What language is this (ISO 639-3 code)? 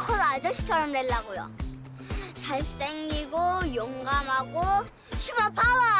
kor